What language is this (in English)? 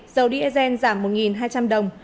Vietnamese